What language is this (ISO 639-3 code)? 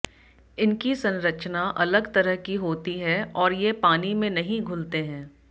hin